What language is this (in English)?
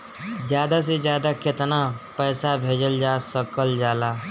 Bhojpuri